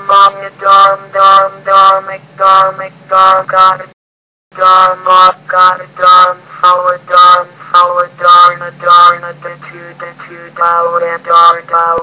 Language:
English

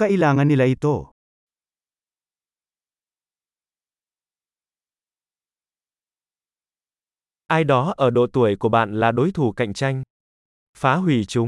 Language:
Vietnamese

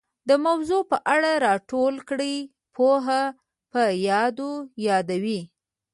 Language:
Pashto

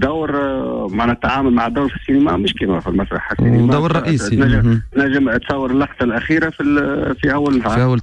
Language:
Arabic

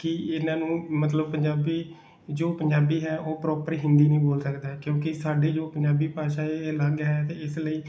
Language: Punjabi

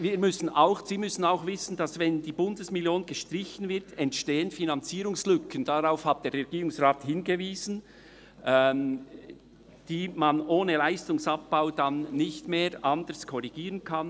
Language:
Swiss German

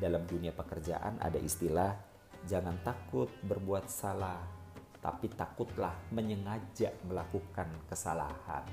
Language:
Indonesian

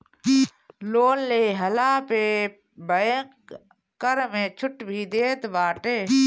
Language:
Bhojpuri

